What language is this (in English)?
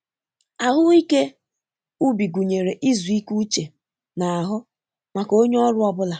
Igbo